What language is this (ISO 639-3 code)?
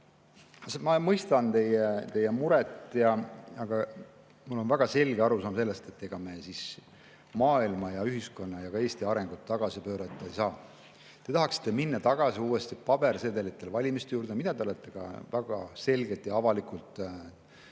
est